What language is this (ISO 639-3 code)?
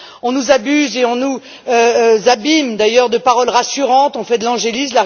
fra